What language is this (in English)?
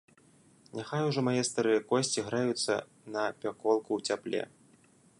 Belarusian